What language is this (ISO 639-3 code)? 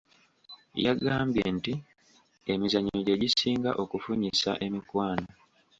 lug